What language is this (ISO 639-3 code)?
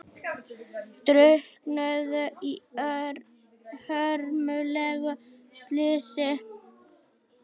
isl